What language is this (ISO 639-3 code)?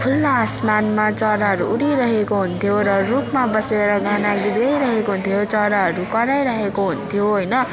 nep